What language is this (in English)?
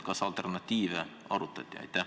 Estonian